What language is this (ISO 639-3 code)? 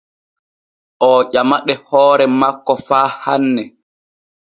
fue